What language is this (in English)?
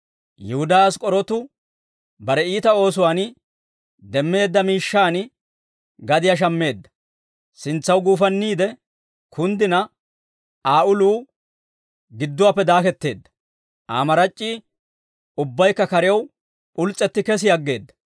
Dawro